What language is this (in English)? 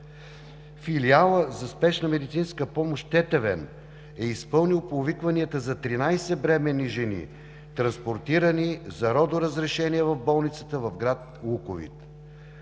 Bulgarian